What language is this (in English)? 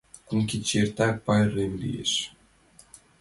Mari